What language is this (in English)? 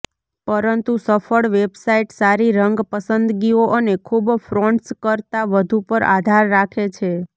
Gujarati